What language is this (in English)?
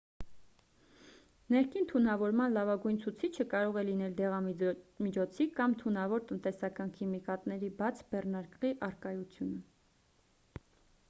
Armenian